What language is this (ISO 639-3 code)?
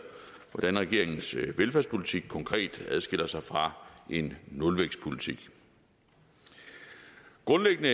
dan